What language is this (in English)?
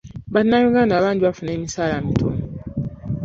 Ganda